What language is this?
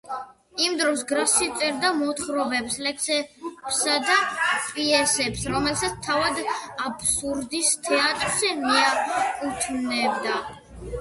Georgian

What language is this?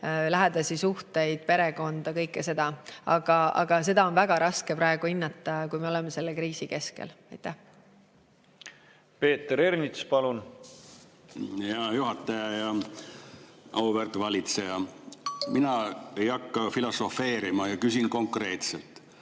Estonian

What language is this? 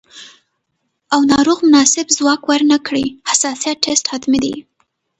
Pashto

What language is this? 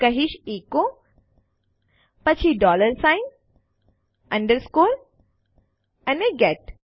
Gujarati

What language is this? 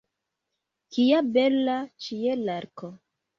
Esperanto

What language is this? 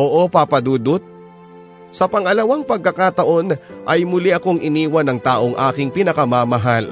Filipino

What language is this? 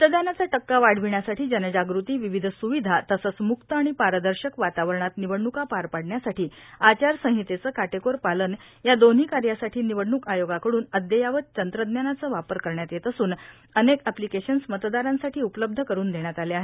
Marathi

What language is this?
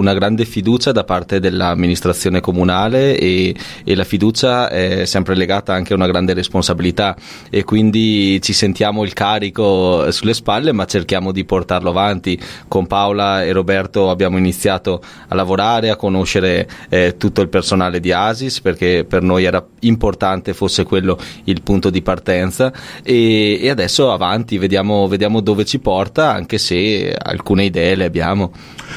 Italian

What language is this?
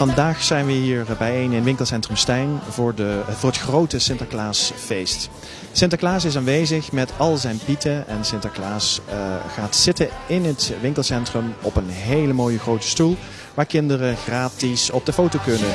Dutch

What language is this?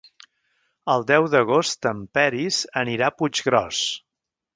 Catalan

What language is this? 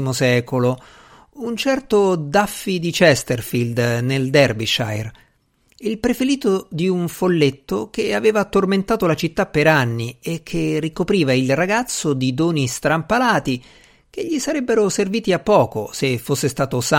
Italian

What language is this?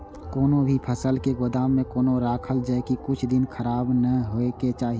Maithili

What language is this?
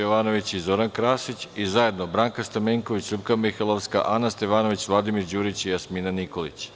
Serbian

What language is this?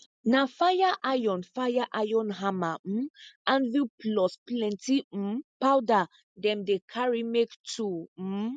Nigerian Pidgin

